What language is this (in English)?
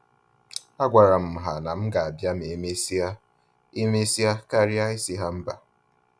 Igbo